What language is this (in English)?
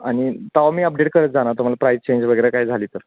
Marathi